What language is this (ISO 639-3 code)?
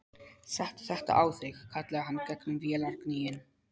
isl